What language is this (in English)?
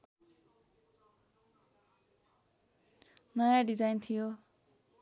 Nepali